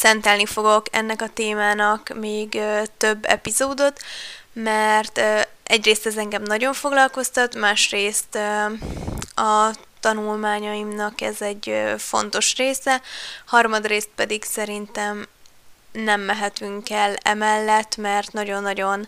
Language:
Hungarian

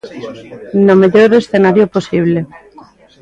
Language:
Galician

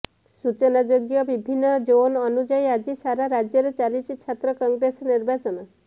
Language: Odia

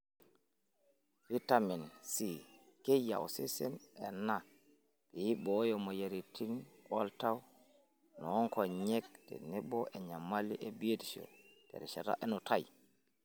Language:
Masai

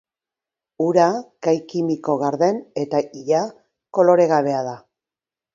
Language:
Basque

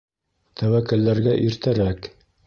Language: Bashkir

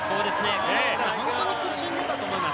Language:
Japanese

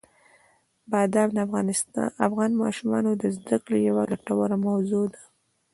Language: Pashto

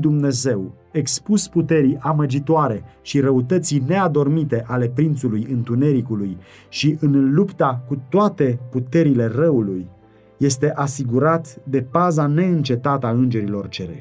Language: Romanian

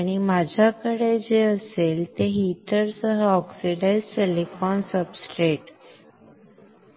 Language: Marathi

